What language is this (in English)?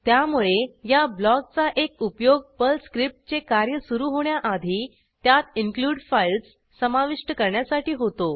Marathi